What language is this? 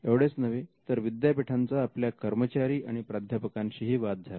Marathi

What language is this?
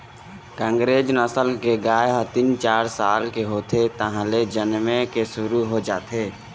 Chhattisgarhi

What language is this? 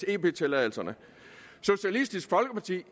Danish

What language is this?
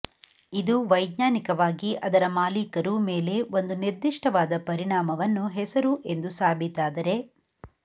Kannada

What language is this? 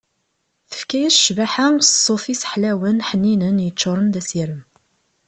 Kabyle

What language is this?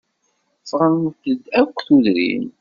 Kabyle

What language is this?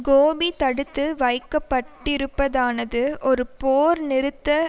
Tamil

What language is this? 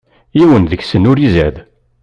Kabyle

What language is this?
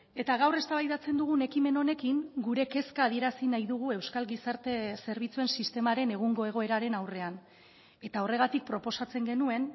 Basque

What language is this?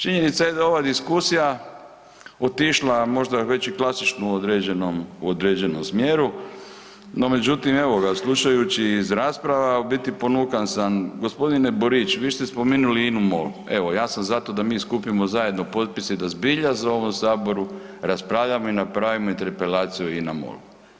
Croatian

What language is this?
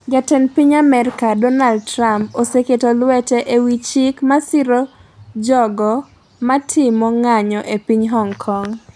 Luo (Kenya and Tanzania)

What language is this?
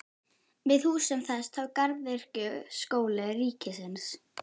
Icelandic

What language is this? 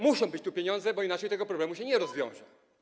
Polish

